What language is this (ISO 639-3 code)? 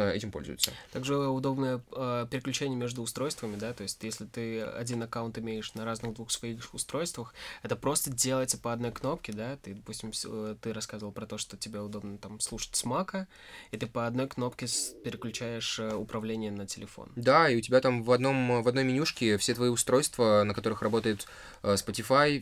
rus